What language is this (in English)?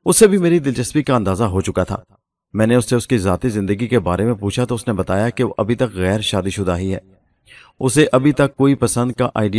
Urdu